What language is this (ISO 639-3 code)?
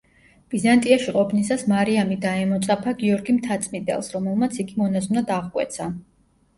kat